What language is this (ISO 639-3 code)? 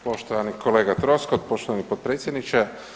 hrv